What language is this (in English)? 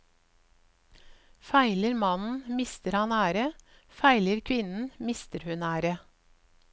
Norwegian